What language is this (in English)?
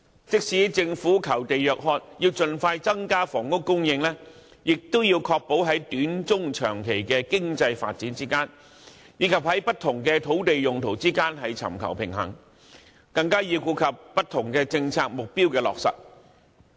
Cantonese